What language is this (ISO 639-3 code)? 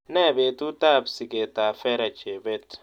kln